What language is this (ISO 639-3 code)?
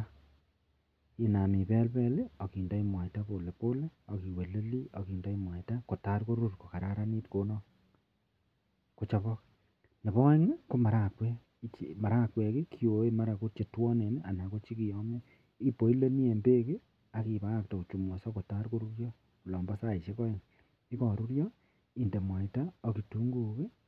kln